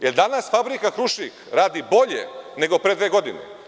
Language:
Serbian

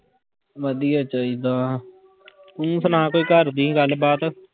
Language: Punjabi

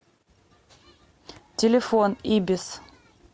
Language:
Russian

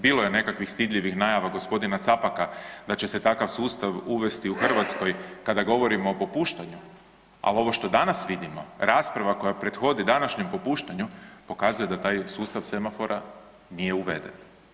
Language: Croatian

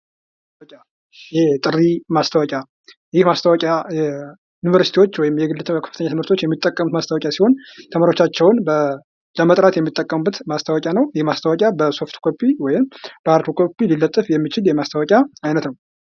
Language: Amharic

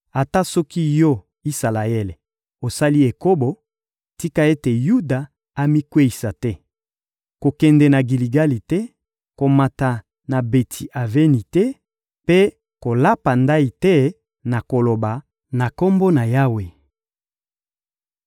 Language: Lingala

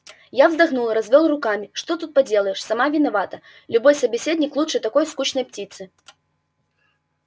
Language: Russian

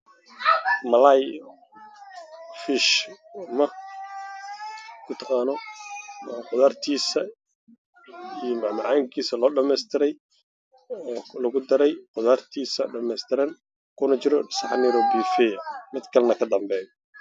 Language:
Somali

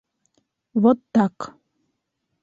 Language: Bashkir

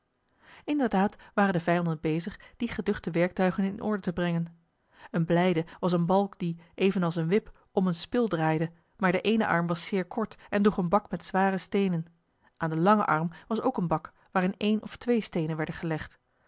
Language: Dutch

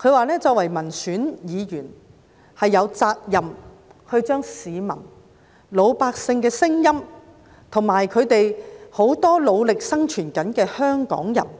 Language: Cantonese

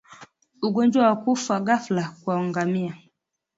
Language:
Swahili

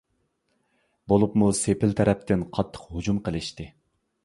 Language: Uyghur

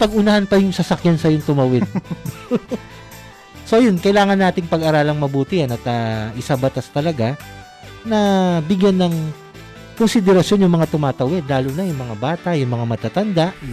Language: Filipino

